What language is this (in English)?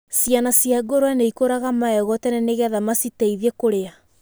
Kikuyu